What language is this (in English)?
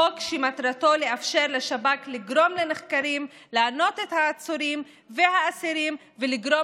Hebrew